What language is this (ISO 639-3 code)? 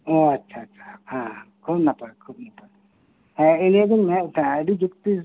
sat